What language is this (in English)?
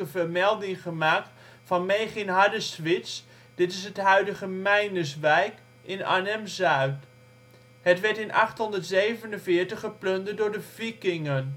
Dutch